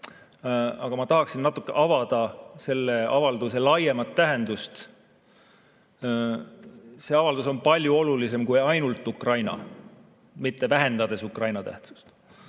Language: Estonian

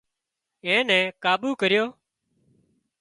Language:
Wadiyara Koli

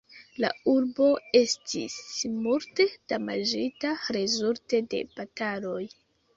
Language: Esperanto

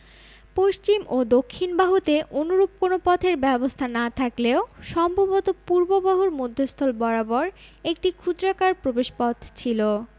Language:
Bangla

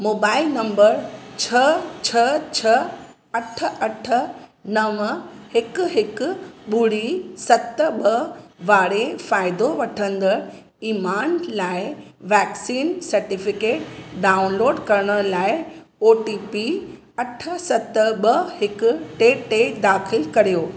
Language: Sindhi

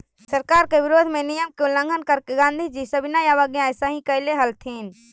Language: Magahi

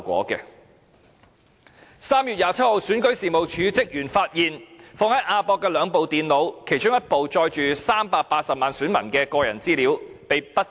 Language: Cantonese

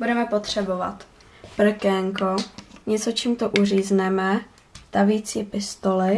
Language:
Czech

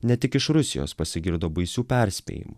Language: Lithuanian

